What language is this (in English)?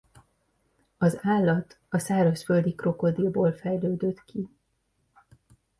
Hungarian